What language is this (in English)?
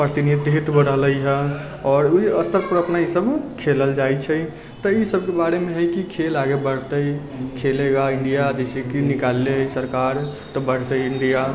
Maithili